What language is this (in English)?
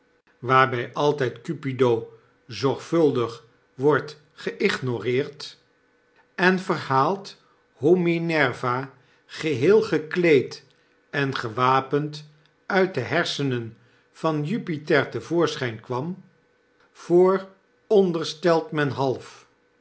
Dutch